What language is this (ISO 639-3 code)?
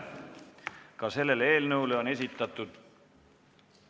est